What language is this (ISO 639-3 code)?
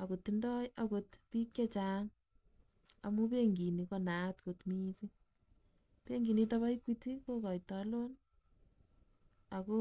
kln